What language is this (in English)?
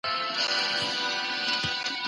Pashto